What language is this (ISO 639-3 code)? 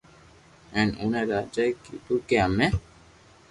lrk